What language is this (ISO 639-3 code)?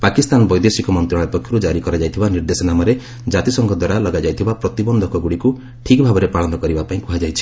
ori